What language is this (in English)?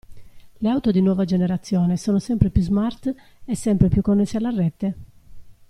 Italian